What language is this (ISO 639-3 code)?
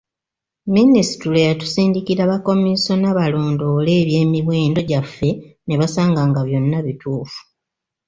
lug